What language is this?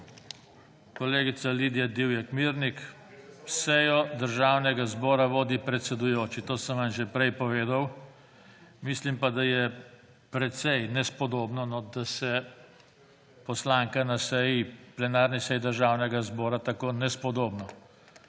Slovenian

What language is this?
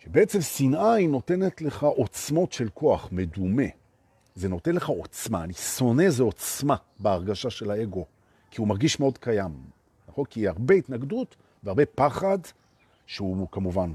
Hebrew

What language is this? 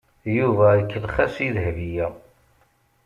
Kabyle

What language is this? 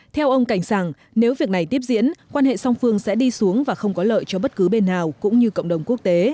Vietnamese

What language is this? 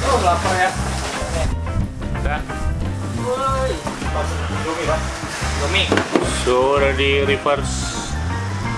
Indonesian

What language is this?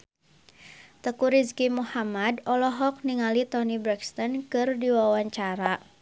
Sundanese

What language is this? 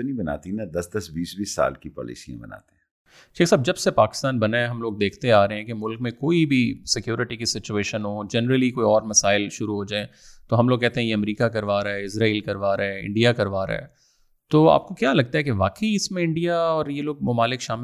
Urdu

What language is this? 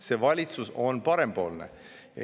Estonian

